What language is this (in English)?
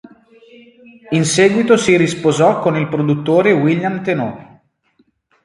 Italian